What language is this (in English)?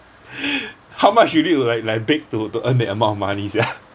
English